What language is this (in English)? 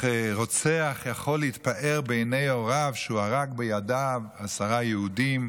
Hebrew